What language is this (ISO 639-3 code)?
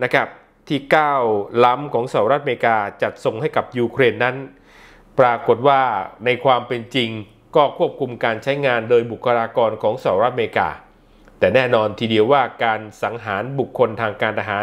tha